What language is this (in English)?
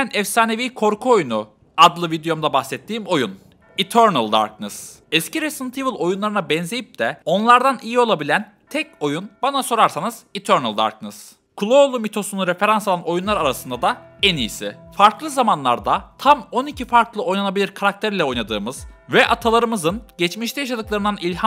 Turkish